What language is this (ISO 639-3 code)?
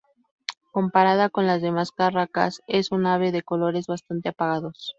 spa